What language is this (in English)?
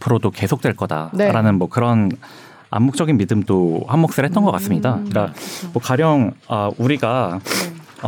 Korean